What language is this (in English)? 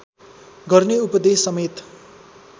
Nepali